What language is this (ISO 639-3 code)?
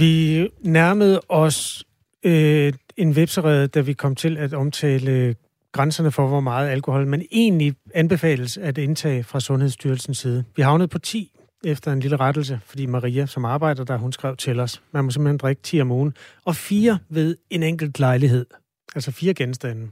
dan